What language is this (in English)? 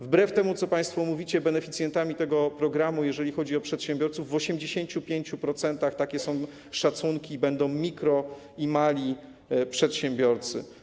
Polish